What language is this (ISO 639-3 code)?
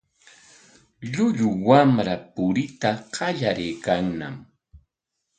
qwa